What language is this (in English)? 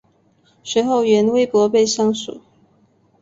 Chinese